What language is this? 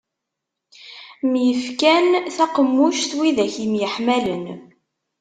Kabyle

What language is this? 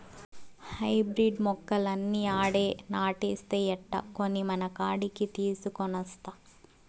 Telugu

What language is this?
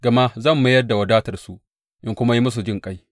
Hausa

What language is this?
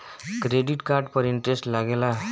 Bhojpuri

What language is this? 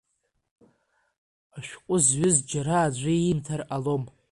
Abkhazian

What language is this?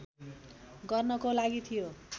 Nepali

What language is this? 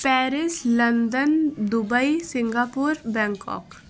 Urdu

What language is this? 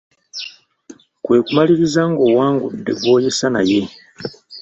Ganda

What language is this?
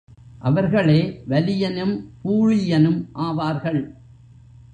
Tamil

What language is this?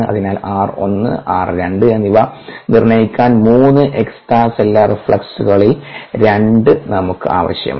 Malayalam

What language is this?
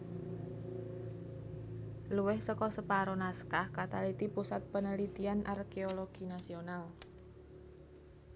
Javanese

